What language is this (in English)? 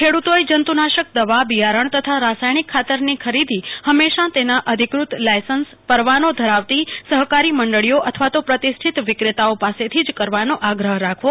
Gujarati